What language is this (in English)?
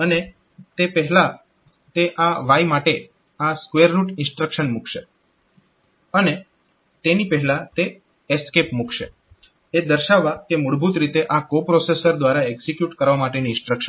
Gujarati